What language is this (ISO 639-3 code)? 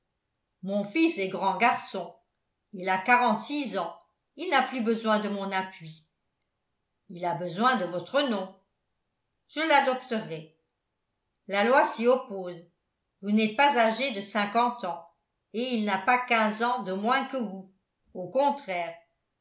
fra